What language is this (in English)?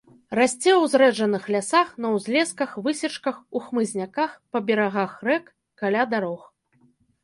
Belarusian